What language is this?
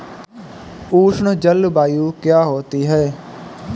Hindi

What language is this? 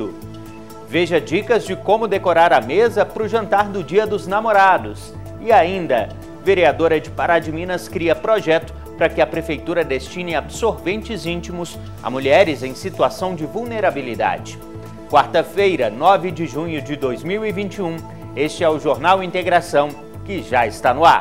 Portuguese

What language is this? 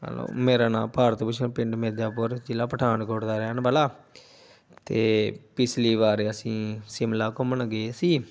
Punjabi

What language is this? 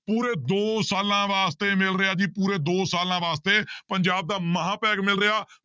Punjabi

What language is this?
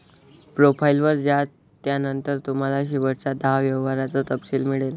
Marathi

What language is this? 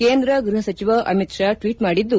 Kannada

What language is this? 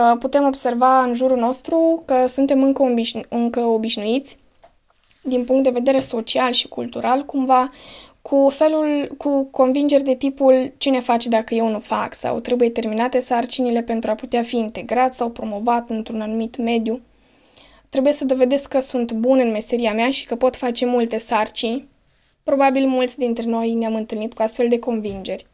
Romanian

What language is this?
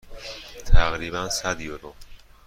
Persian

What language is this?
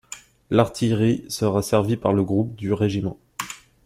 French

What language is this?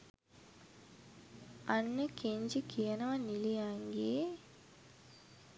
Sinhala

